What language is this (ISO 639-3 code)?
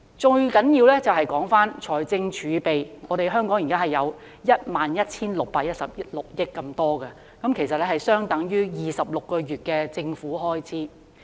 yue